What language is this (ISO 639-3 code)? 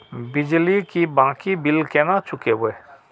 mai